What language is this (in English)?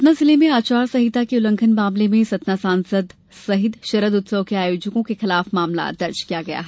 Hindi